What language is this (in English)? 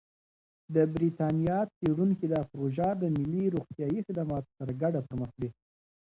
Pashto